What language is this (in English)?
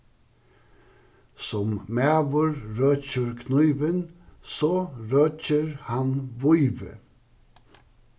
Faroese